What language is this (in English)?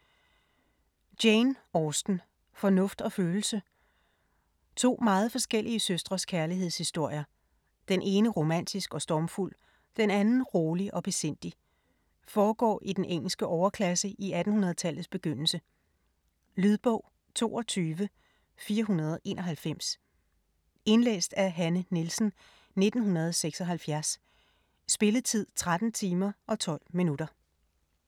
Danish